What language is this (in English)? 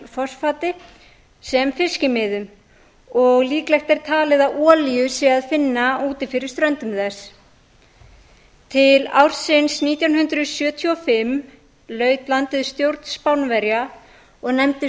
Icelandic